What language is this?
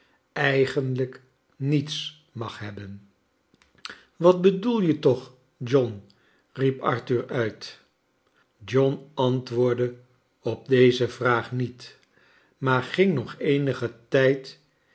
Dutch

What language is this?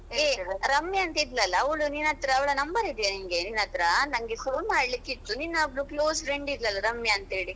Kannada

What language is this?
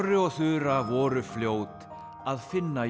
Icelandic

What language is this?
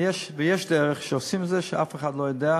Hebrew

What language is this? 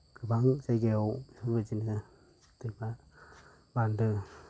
Bodo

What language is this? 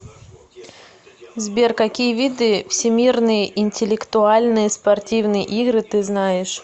Russian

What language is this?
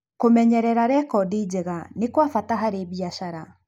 Kikuyu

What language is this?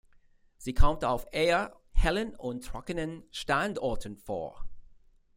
German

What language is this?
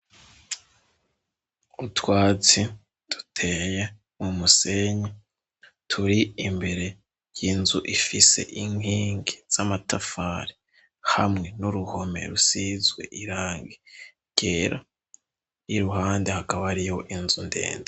Rundi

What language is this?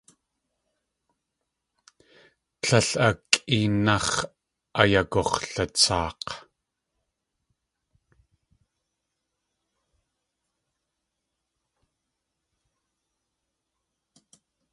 Tlingit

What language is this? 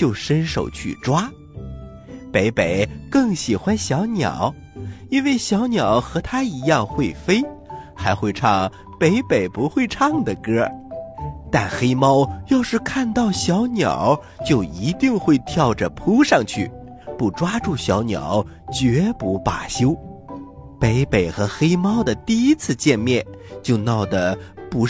Chinese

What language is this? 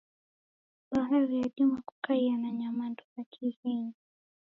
Taita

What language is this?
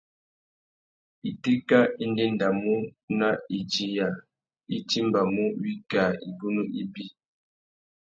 Tuki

